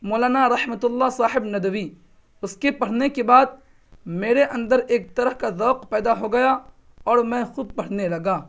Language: Urdu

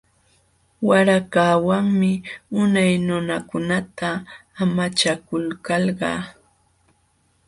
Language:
Jauja Wanca Quechua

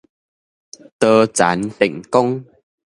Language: Min Nan Chinese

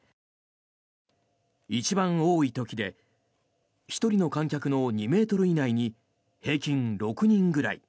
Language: Japanese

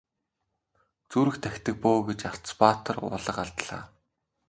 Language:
Mongolian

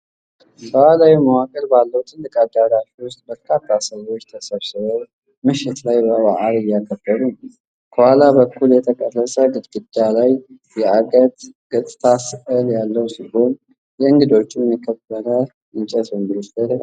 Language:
Amharic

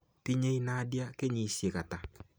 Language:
Kalenjin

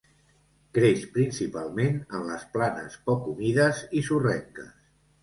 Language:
Catalan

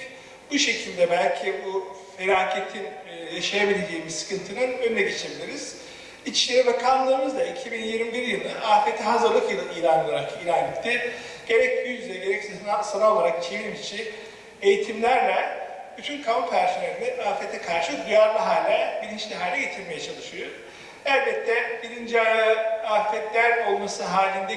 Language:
Turkish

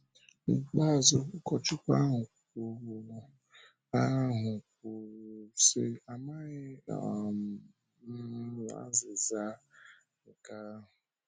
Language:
Igbo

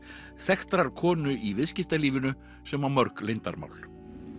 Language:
Icelandic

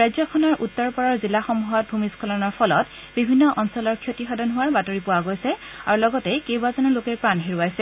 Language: Assamese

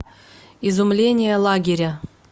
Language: Russian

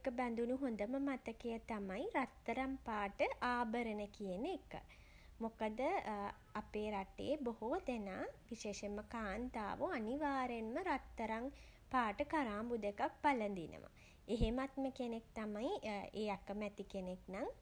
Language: Sinhala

